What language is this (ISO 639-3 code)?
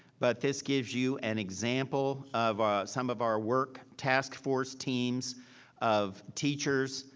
eng